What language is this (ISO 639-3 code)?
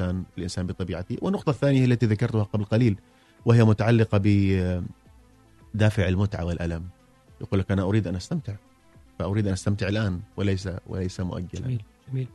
ara